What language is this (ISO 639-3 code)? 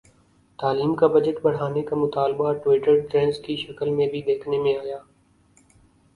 urd